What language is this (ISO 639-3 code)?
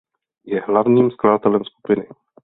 ces